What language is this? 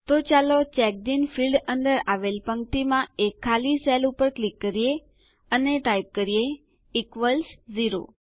Gujarati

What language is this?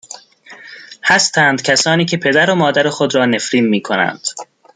Persian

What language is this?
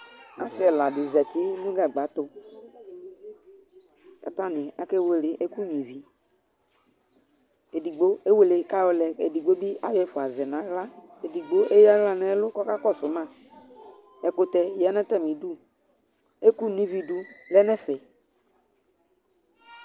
Ikposo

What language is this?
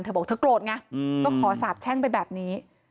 Thai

